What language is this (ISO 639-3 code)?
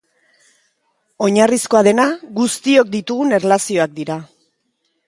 eus